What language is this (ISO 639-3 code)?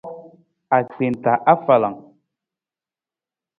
nmz